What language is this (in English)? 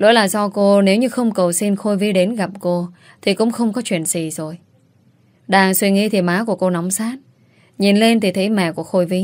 Vietnamese